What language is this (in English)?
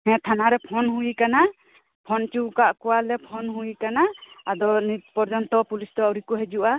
Santali